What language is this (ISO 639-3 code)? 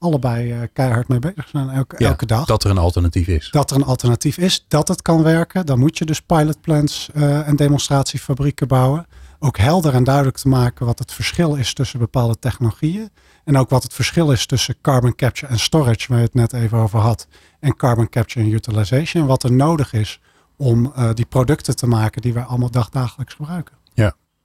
nld